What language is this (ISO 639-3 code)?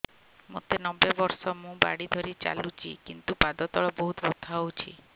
ori